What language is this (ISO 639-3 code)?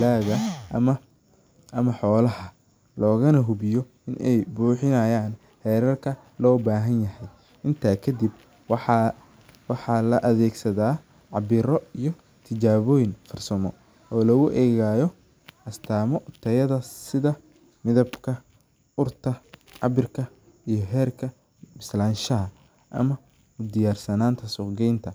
som